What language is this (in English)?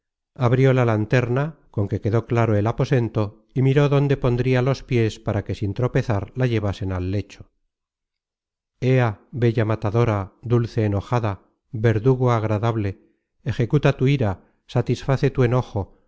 Spanish